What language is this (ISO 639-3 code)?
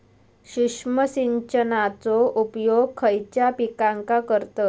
mar